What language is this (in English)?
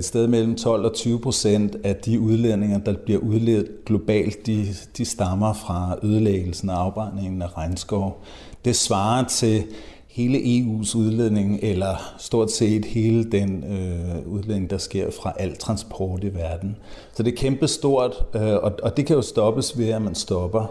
Danish